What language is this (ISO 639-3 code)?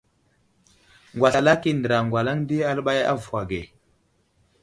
udl